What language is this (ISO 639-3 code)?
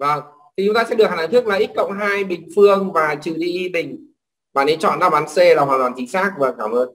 vie